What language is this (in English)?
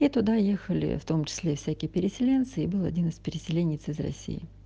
Russian